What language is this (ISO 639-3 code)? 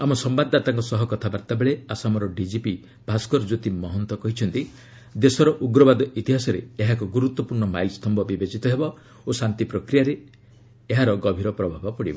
ori